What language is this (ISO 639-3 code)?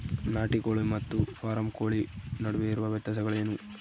kan